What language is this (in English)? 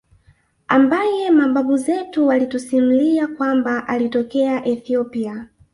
Swahili